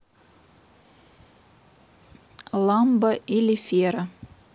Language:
Russian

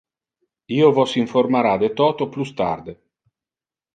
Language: Interlingua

